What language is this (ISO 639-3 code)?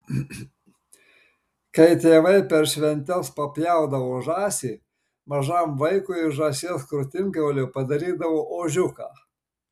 lit